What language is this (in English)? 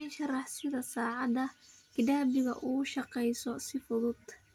Somali